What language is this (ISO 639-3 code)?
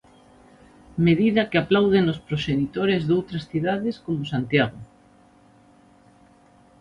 glg